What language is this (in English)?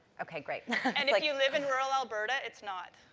English